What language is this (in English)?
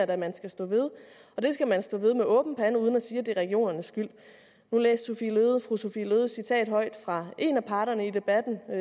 Danish